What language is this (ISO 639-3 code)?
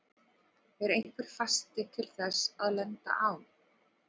isl